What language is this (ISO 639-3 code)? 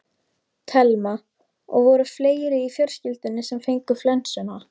isl